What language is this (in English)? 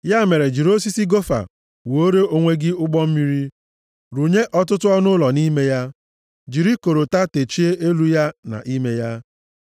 Igbo